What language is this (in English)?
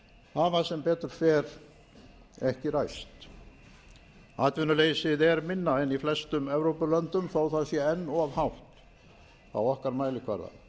Icelandic